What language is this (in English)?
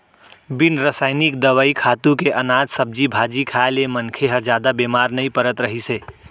Chhattisgarhi